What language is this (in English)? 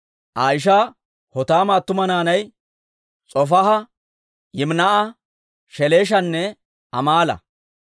Dawro